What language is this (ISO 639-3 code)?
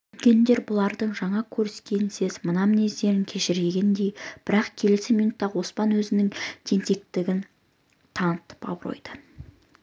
kaz